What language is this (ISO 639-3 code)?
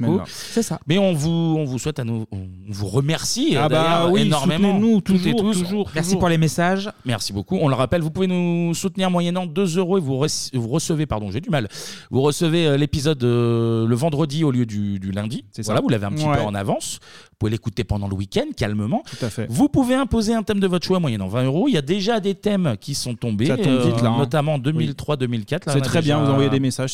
fra